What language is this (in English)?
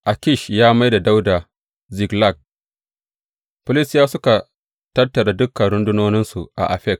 Hausa